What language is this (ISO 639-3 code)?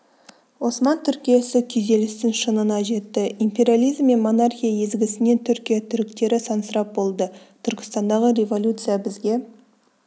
kaz